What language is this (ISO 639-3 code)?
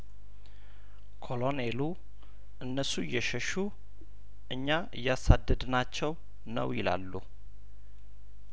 amh